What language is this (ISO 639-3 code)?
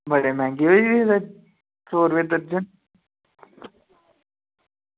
doi